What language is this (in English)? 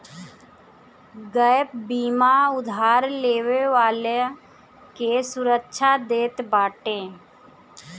Bhojpuri